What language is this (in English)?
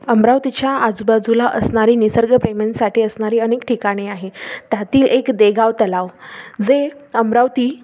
Marathi